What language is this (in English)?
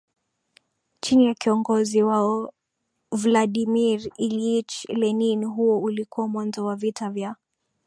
Swahili